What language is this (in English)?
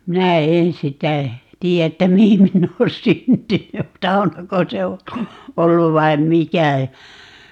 Finnish